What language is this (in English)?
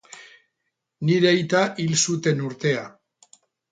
Basque